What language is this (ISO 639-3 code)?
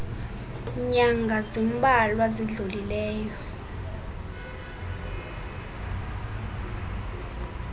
xho